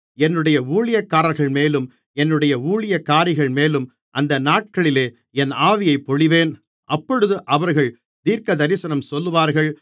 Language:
Tamil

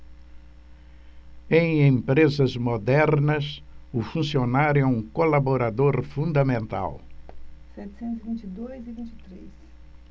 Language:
Portuguese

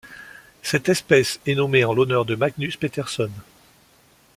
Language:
French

